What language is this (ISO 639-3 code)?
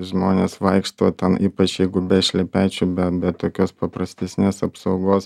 lit